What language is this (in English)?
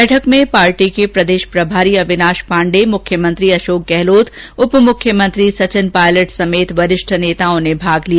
Hindi